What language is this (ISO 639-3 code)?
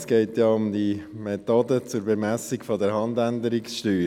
gsw